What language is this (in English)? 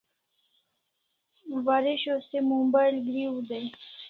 Kalasha